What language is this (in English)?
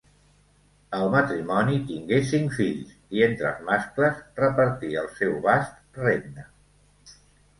Catalan